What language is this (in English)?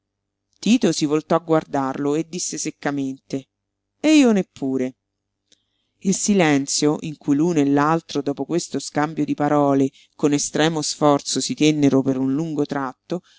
Italian